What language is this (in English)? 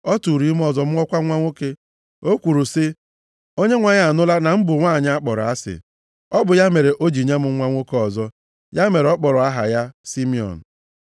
Igbo